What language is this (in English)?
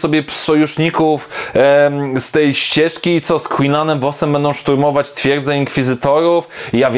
Polish